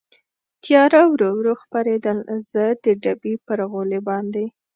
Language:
Pashto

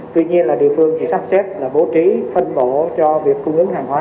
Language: Vietnamese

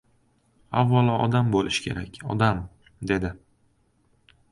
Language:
Uzbek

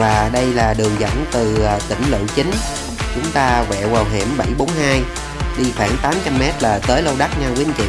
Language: Vietnamese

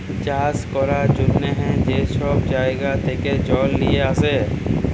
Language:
Bangla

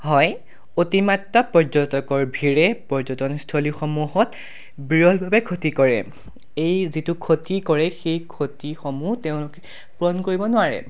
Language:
Assamese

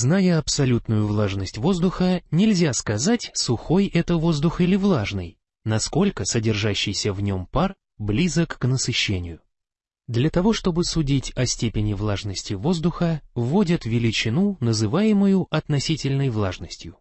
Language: Russian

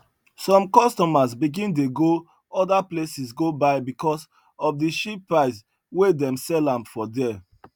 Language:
Nigerian Pidgin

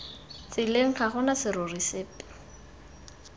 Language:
Tswana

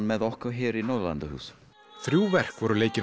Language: Icelandic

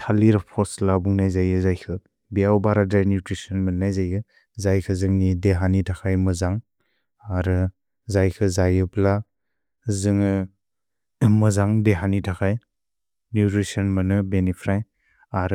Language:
Bodo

